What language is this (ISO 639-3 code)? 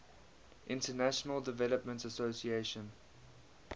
eng